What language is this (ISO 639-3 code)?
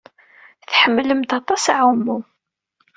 kab